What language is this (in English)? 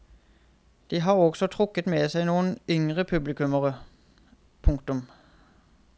Norwegian